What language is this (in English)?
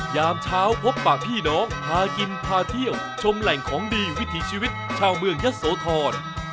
Thai